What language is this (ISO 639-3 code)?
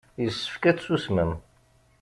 kab